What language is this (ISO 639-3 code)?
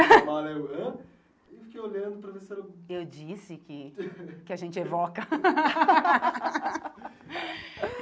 por